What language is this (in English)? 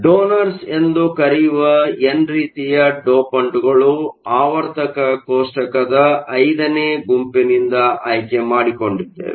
Kannada